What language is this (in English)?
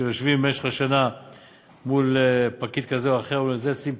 Hebrew